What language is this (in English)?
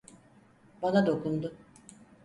Turkish